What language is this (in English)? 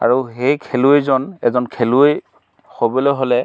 Assamese